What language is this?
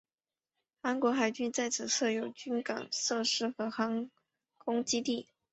Chinese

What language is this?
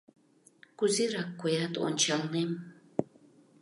Mari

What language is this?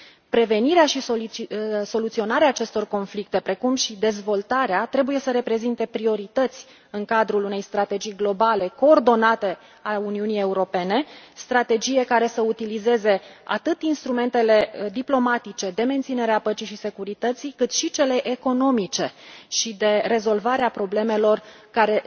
Romanian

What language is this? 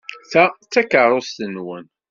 Kabyle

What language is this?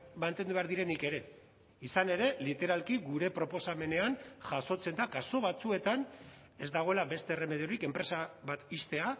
Basque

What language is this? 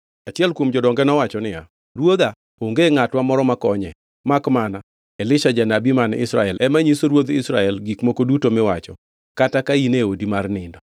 Luo (Kenya and Tanzania)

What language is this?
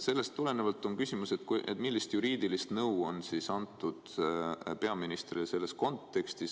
Estonian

